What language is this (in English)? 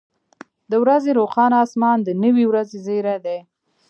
Pashto